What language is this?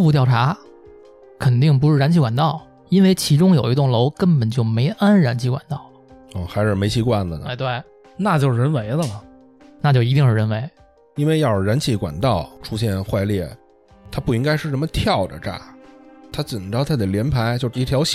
Chinese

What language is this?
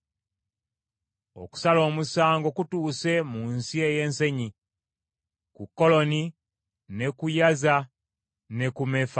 Ganda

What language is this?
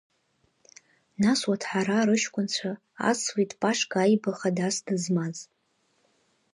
Abkhazian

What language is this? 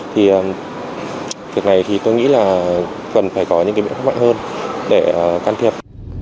Vietnamese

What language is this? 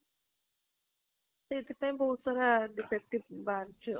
Odia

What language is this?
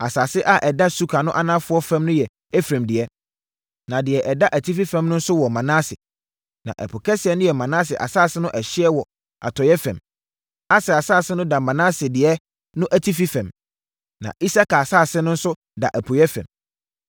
Akan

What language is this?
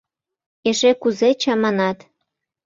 Mari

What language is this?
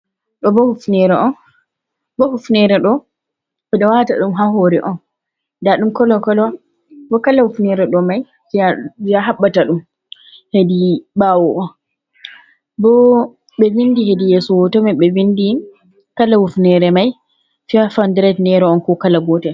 Fula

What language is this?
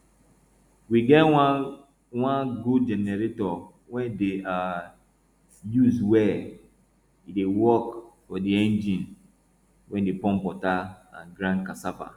Nigerian Pidgin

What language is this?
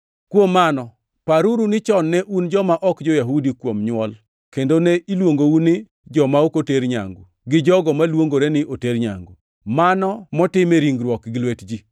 Luo (Kenya and Tanzania)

